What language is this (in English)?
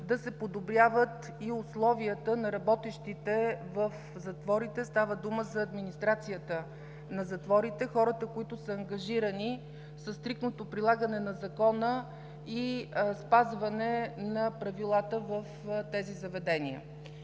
Bulgarian